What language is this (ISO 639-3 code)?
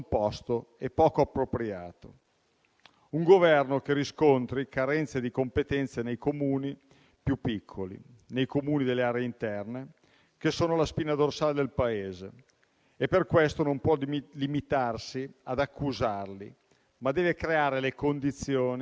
ita